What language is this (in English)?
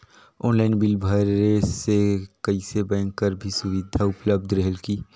Chhattisgarhi